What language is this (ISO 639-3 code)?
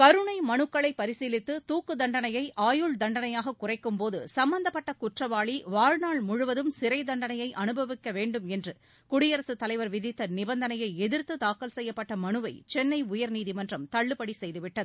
tam